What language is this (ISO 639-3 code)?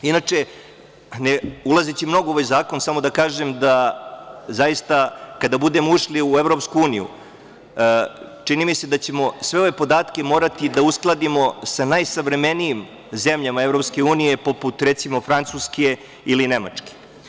srp